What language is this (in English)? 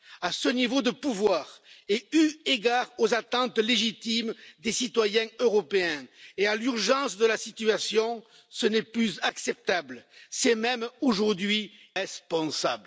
French